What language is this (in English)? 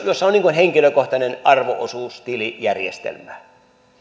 Finnish